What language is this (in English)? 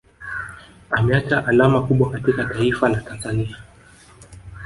Swahili